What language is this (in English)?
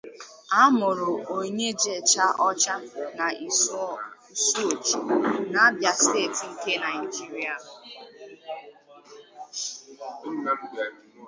Igbo